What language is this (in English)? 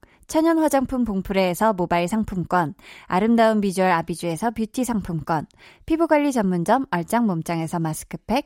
Korean